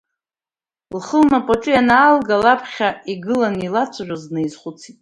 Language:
Abkhazian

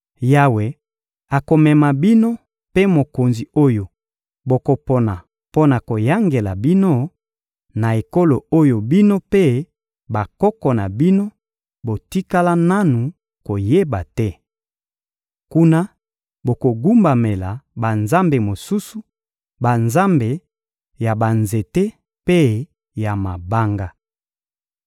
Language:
Lingala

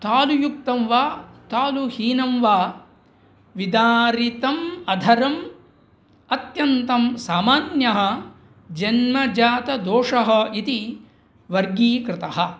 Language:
Sanskrit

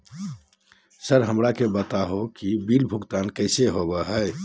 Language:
Magahi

